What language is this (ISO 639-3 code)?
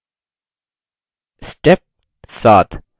hin